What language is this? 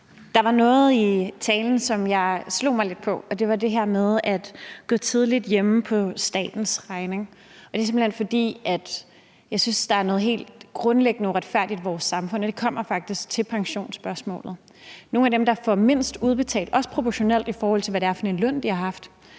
Danish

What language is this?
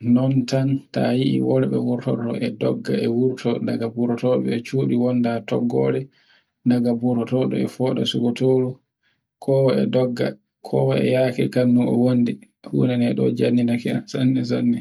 Borgu Fulfulde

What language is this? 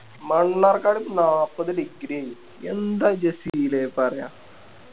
Malayalam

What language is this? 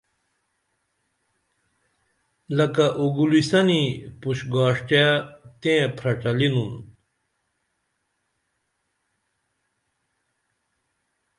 Dameli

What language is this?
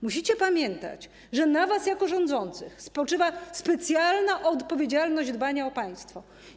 Polish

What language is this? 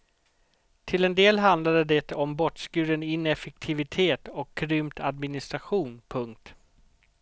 Swedish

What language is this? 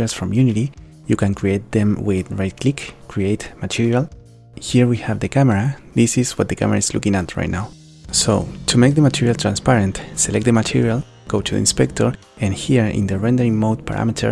English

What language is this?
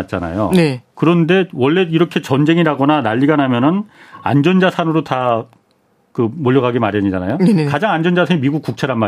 Korean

